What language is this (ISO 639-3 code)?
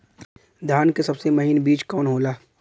bho